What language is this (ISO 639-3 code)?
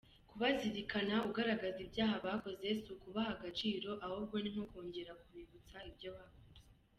kin